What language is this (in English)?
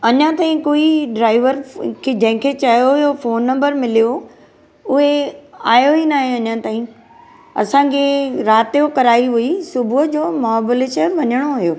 Sindhi